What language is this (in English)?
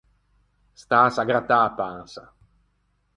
Ligurian